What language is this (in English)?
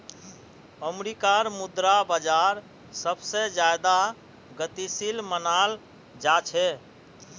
Magahi